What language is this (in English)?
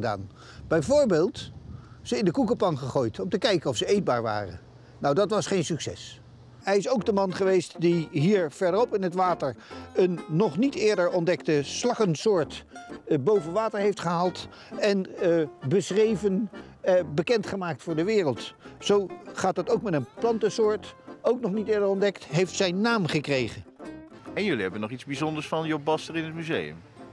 Dutch